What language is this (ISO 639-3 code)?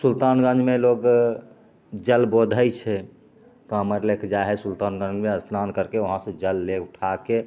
mai